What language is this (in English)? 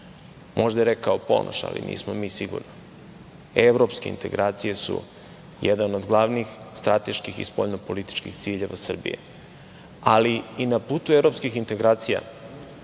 Serbian